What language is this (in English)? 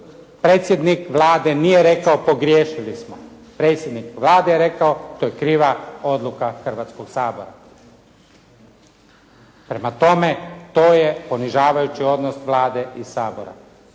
Croatian